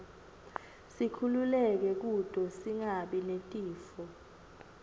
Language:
Swati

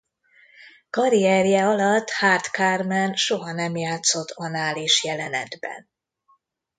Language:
Hungarian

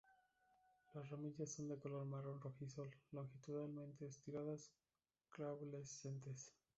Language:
Spanish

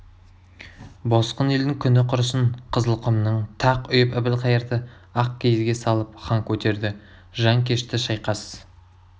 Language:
Kazakh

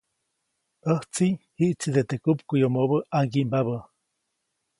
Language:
Copainalá Zoque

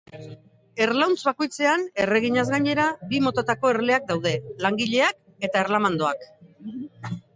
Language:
Basque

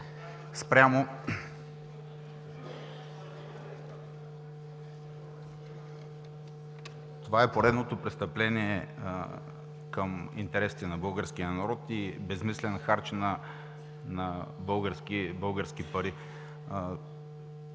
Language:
Bulgarian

